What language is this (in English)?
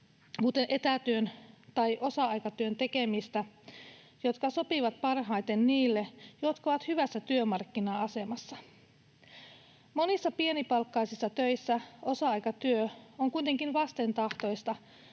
Finnish